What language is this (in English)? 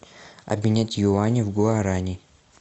Russian